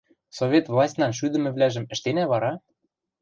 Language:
Western Mari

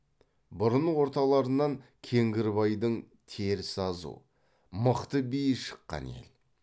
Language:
Kazakh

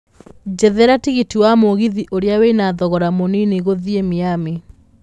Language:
Kikuyu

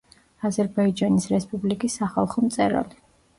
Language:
Georgian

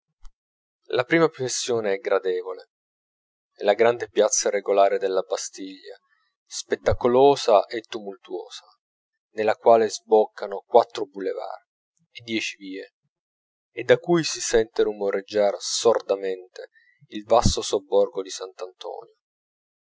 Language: Italian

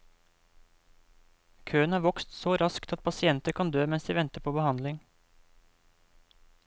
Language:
Norwegian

